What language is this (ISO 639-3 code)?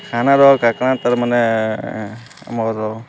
ori